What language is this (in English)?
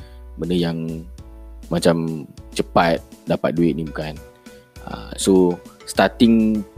Malay